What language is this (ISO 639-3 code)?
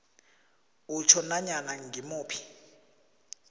nbl